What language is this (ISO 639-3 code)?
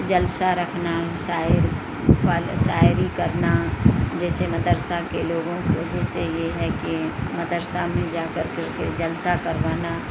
urd